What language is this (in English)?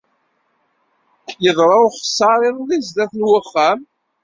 Kabyle